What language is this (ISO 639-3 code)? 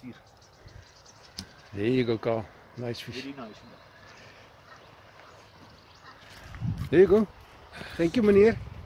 eng